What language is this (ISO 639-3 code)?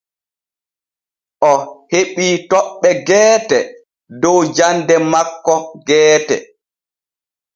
fue